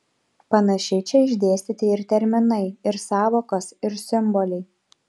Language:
Lithuanian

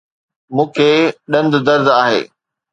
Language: Sindhi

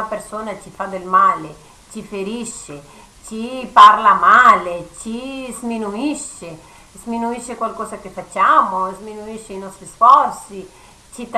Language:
Italian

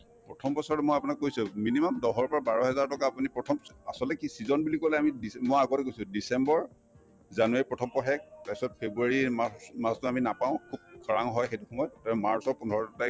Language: Assamese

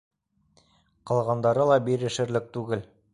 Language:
Bashkir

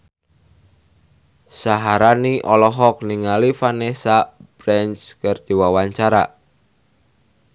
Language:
Sundanese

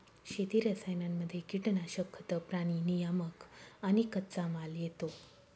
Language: Marathi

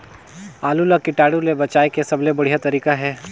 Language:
Chhattisgarhi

